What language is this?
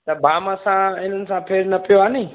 Sindhi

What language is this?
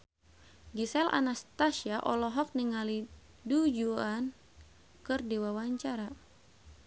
Sundanese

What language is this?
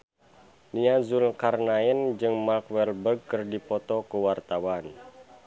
Sundanese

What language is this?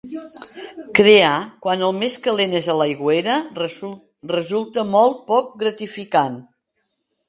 Catalan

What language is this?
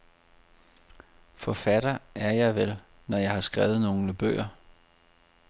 Danish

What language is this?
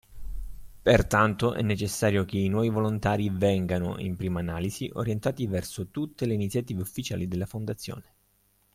Italian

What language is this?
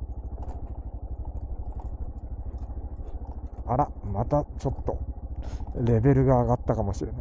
Japanese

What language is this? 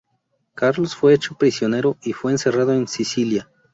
Spanish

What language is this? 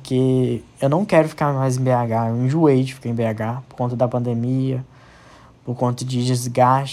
Portuguese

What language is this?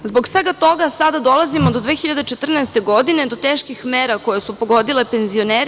Serbian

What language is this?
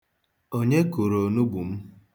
Igbo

